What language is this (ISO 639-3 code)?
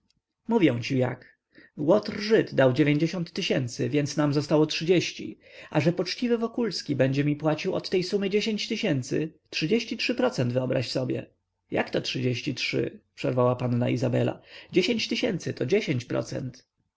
pol